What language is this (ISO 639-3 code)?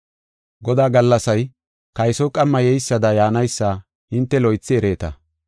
gof